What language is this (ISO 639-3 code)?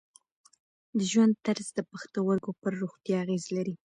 pus